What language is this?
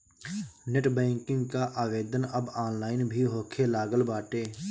Bhojpuri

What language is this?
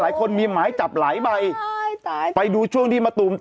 Thai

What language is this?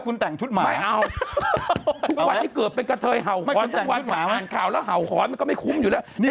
Thai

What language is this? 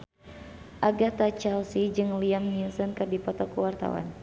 Sundanese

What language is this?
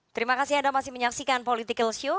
Indonesian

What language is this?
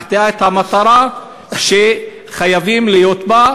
Hebrew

